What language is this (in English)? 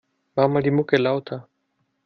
German